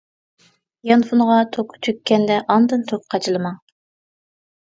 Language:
Uyghur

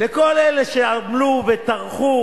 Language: Hebrew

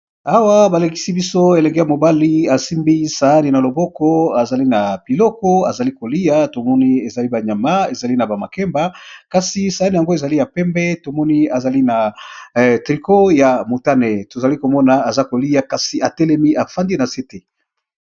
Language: Lingala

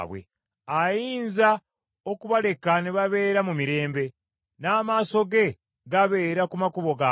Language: Ganda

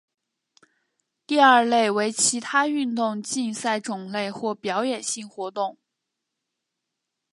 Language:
Chinese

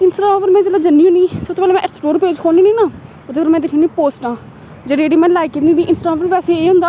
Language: Dogri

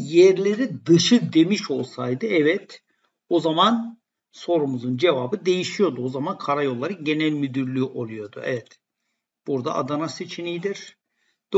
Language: Turkish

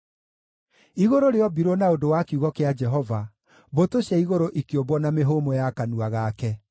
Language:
Kikuyu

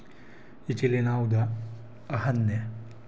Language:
Manipuri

